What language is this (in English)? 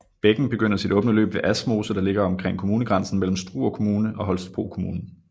Danish